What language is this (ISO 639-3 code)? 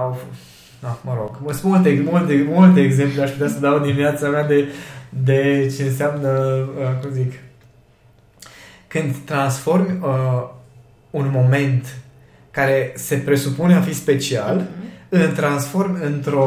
ron